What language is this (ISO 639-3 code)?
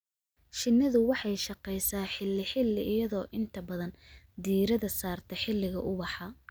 som